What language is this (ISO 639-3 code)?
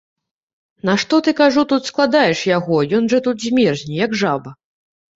bel